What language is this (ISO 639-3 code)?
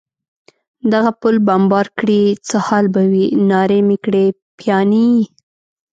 pus